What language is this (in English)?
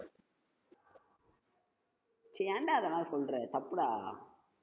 Tamil